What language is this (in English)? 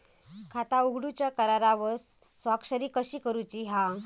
Marathi